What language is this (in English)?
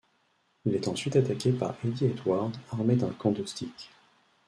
French